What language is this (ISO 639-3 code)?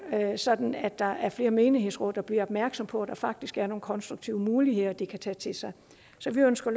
dan